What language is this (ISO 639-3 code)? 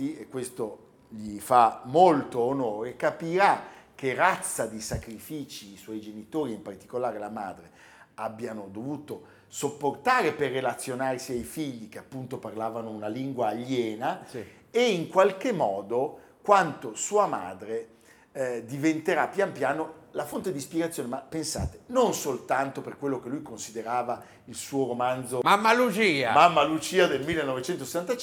ita